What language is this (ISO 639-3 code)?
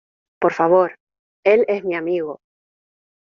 spa